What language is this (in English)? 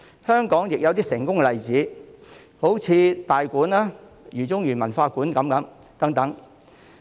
Cantonese